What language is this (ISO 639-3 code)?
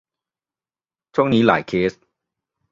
tha